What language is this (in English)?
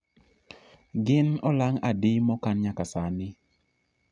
Luo (Kenya and Tanzania)